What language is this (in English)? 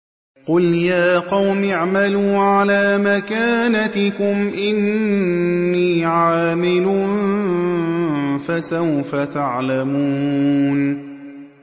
Arabic